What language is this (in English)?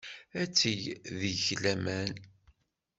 Kabyle